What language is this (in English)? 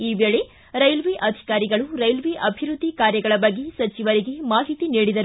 Kannada